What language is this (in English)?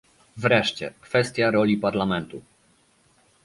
Polish